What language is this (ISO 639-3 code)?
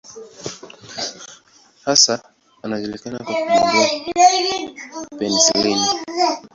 swa